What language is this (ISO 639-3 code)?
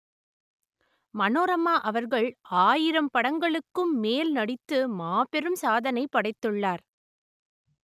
tam